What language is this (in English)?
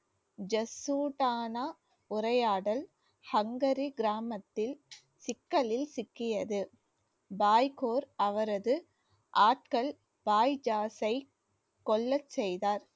Tamil